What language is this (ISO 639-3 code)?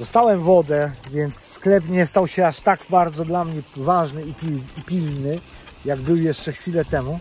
pol